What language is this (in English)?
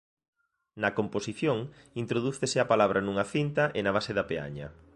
Galician